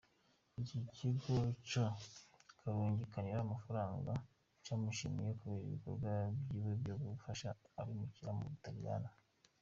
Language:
Kinyarwanda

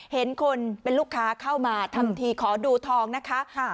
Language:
Thai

